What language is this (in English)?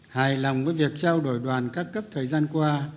Vietnamese